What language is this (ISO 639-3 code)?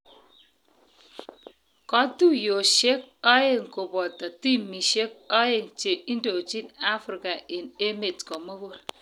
kln